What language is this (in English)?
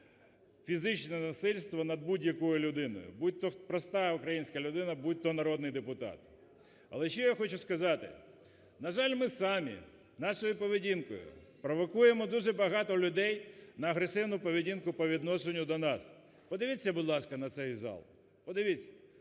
Ukrainian